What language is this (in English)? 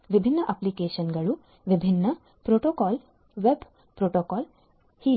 Kannada